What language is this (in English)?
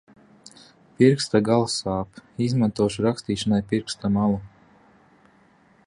Latvian